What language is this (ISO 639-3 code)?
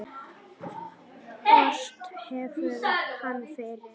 isl